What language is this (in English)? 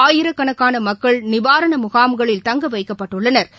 Tamil